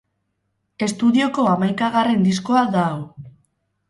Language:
Basque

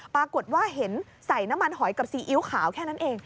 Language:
Thai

